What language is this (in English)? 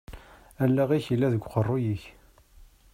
Kabyle